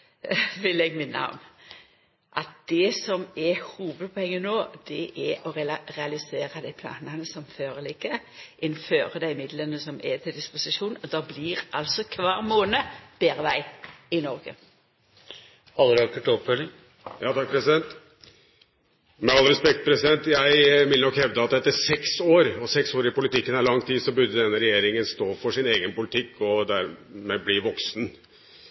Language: Norwegian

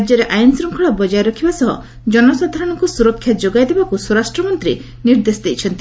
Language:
Odia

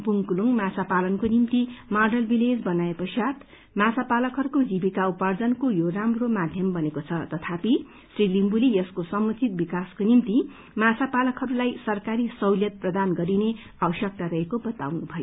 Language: Nepali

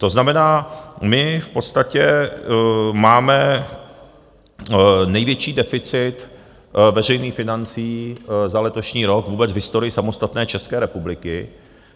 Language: Czech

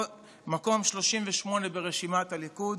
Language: Hebrew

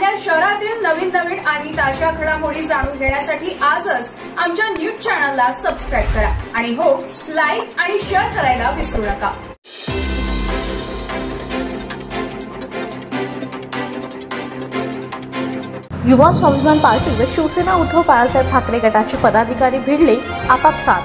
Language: Hindi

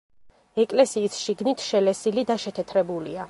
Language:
Georgian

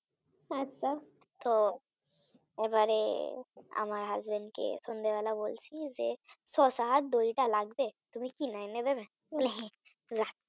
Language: Bangla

